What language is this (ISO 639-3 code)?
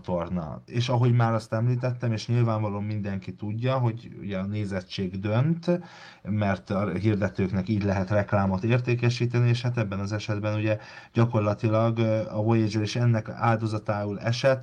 hun